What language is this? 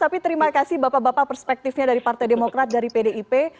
Indonesian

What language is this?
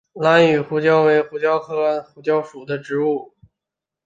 Chinese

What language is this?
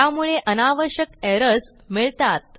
Marathi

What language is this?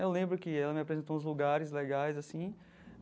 Portuguese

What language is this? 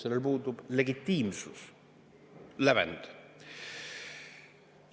Estonian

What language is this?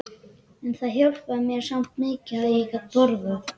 Icelandic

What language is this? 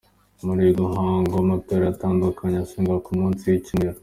Kinyarwanda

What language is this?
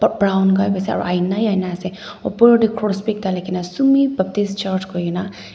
Naga Pidgin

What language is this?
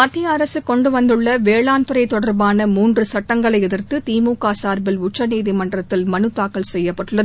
Tamil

